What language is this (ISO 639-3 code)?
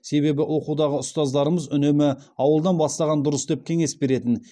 kaz